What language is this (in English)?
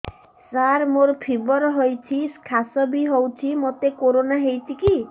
Odia